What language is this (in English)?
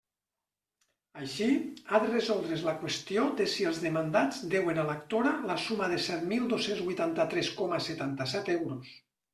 Catalan